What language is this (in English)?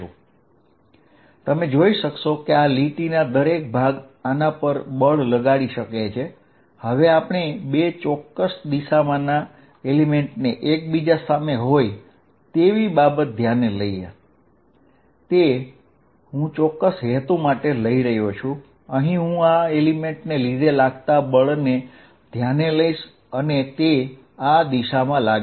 Gujarati